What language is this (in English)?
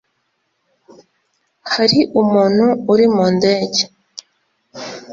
Kinyarwanda